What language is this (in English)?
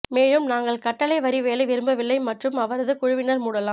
Tamil